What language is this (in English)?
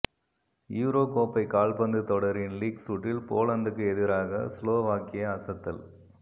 Tamil